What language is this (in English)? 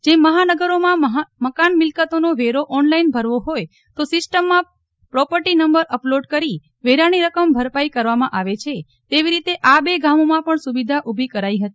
Gujarati